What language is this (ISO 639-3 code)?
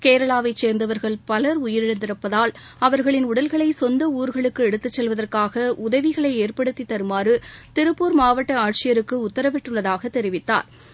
tam